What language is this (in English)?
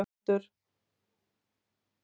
Icelandic